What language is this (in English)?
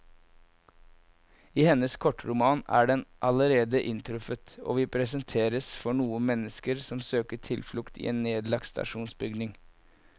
Norwegian